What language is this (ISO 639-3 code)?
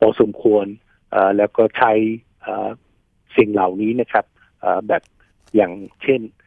tha